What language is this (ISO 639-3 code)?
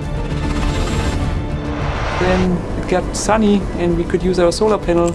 eng